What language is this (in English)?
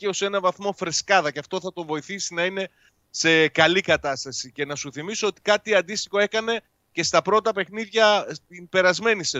Greek